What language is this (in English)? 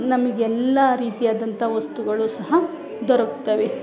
Kannada